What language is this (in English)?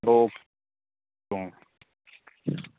Manipuri